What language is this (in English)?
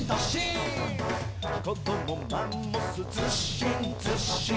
Japanese